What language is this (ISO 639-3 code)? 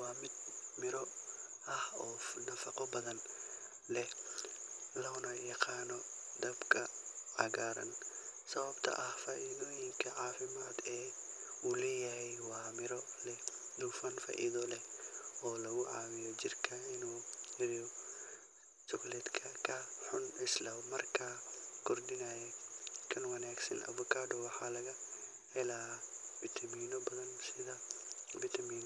som